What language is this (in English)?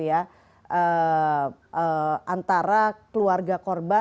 Indonesian